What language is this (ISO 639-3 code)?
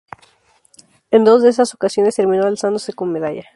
spa